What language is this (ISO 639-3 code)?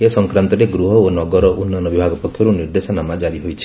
ori